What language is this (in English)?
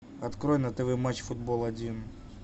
Russian